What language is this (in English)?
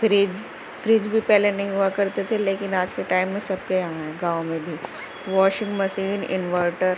Urdu